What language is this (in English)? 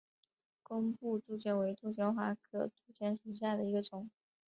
Chinese